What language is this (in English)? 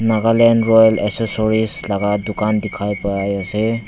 Naga Pidgin